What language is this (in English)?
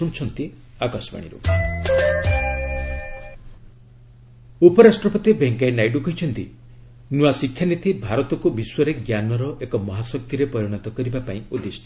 Odia